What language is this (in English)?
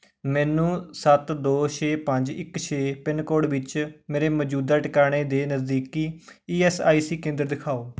Punjabi